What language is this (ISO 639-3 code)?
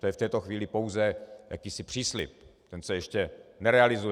ces